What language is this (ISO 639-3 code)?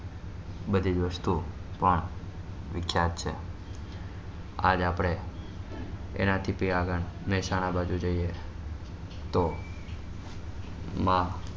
guj